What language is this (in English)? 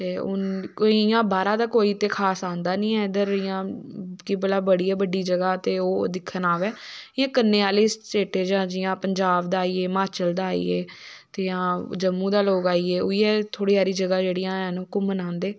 Dogri